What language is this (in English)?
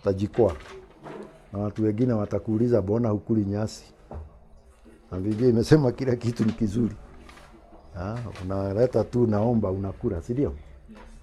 Swahili